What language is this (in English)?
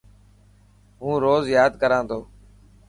Dhatki